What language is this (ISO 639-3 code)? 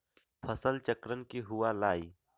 mag